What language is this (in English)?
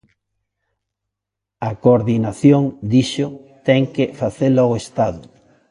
Galician